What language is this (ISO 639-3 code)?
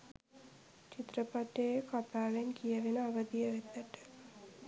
sin